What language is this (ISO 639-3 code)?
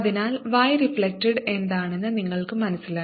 mal